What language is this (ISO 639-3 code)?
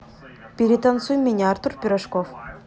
rus